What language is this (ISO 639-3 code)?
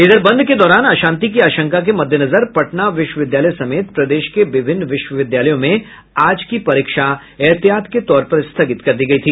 hin